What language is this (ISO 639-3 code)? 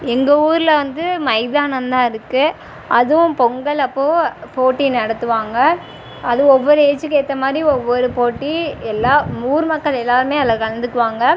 tam